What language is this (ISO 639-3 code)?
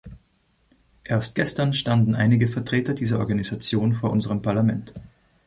deu